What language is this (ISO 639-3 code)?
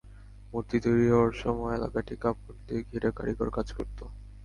ben